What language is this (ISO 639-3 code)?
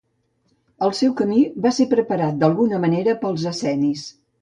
cat